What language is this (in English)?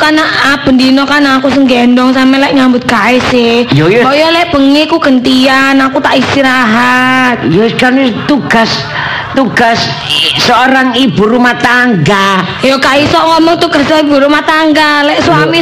Indonesian